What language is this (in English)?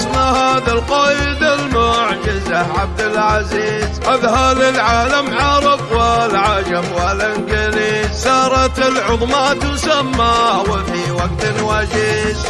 Arabic